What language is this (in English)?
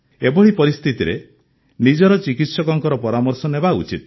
Odia